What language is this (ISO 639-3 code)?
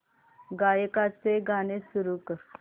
mar